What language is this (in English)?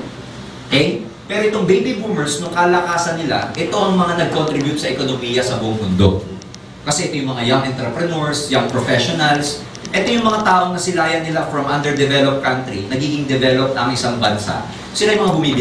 Filipino